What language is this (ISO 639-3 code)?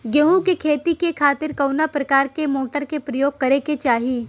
bho